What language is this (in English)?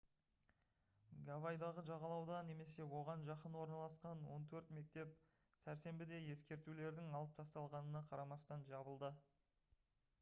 Kazakh